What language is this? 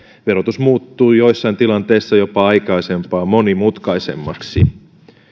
Finnish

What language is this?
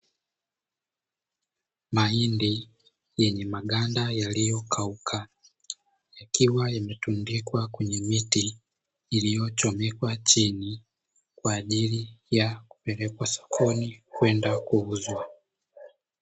Swahili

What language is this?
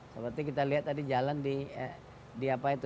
Indonesian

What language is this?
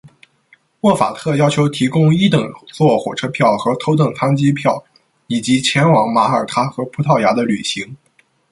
Chinese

